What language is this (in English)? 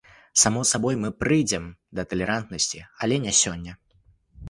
Belarusian